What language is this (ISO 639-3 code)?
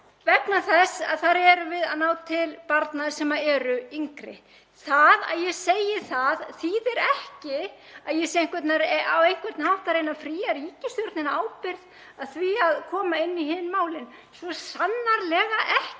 isl